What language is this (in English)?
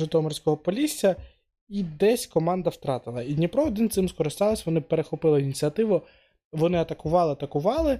Ukrainian